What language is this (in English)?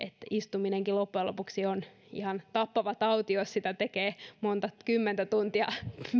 Finnish